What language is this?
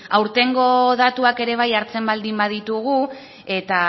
Basque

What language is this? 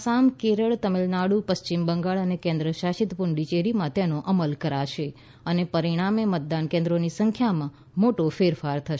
Gujarati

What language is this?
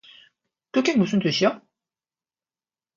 Korean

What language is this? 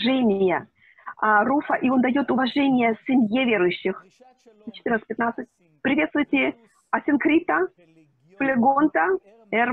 Russian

